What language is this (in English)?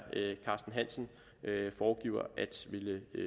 Danish